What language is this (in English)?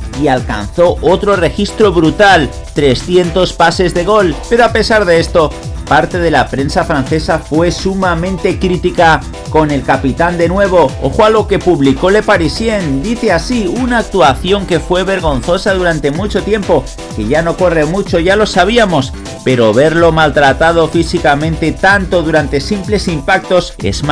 Spanish